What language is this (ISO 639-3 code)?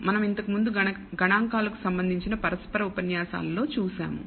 tel